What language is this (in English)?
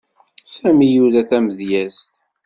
Kabyle